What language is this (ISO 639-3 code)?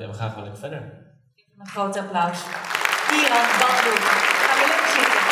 nld